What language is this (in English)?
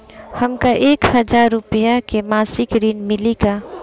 Bhojpuri